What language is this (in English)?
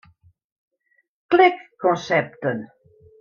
Western Frisian